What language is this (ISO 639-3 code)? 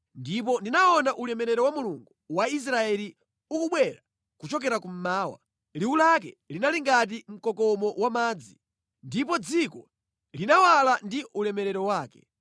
nya